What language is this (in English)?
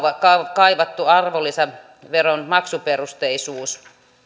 Finnish